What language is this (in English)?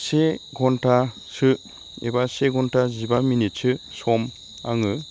Bodo